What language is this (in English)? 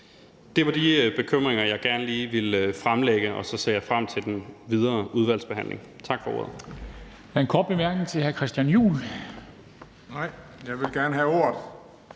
Danish